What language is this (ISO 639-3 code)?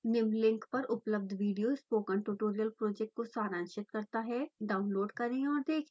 hin